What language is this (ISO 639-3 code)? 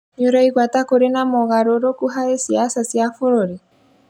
kik